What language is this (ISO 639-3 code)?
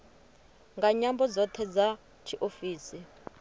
ven